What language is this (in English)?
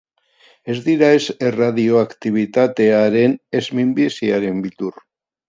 Basque